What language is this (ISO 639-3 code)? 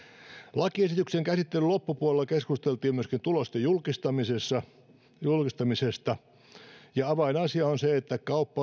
fin